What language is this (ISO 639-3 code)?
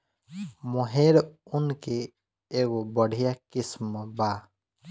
bho